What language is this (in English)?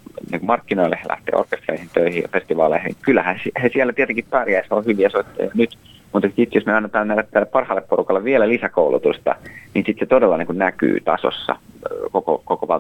Finnish